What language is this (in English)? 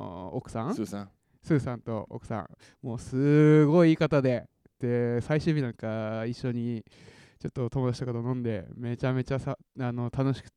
Japanese